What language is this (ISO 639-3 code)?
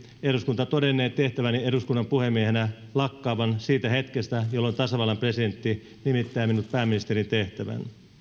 fin